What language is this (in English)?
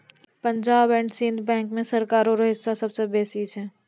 Maithili